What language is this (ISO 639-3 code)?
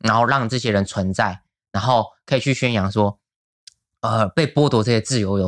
zho